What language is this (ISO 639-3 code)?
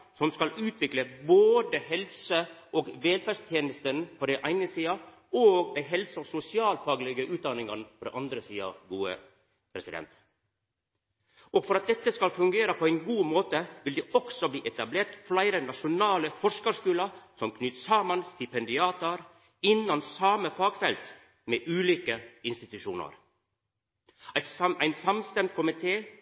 nno